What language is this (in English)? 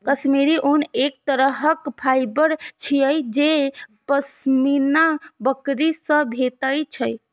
Maithili